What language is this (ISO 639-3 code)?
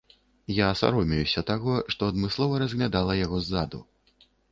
bel